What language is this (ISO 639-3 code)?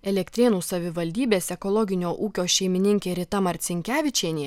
lit